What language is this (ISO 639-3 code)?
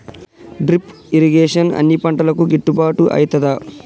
tel